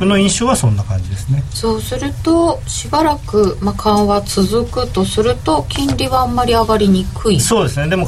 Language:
Japanese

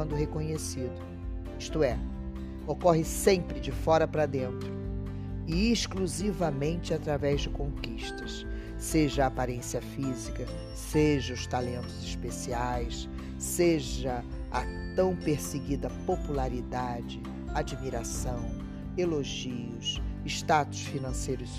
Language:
Portuguese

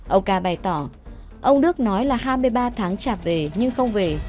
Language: Vietnamese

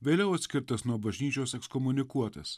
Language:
Lithuanian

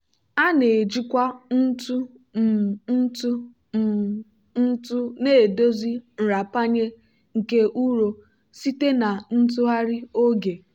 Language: Igbo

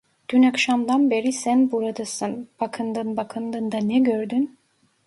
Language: Turkish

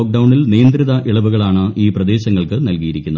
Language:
Malayalam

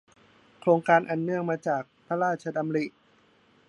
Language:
Thai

